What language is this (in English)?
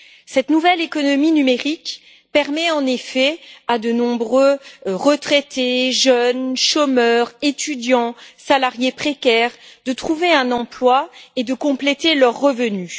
French